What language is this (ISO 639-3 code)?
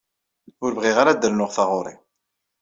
kab